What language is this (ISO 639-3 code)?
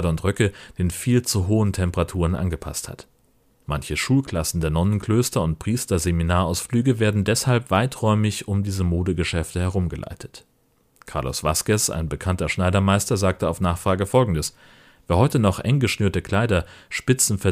deu